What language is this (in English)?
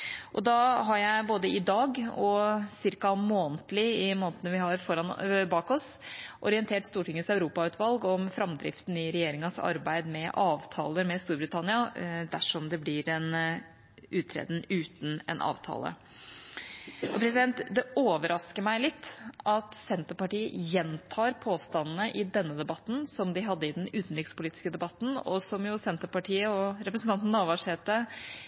Norwegian Bokmål